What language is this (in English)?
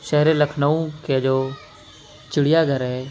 Urdu